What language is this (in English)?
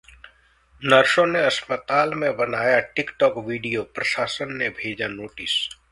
Hindi